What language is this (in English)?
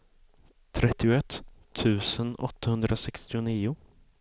Swedish